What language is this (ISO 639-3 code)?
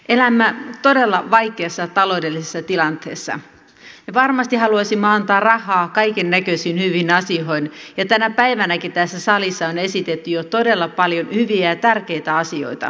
fin